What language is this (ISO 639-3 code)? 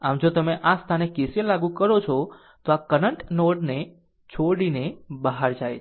guj